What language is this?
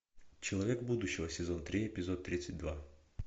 Russian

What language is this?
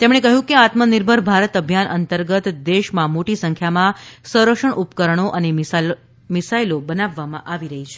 Gujarati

